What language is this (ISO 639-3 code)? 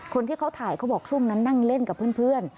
tha